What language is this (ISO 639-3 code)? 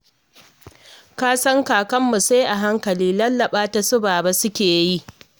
hau